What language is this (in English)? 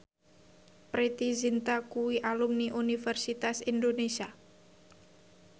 Javanese